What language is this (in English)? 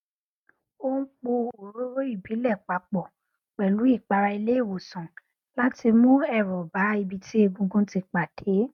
Yoruba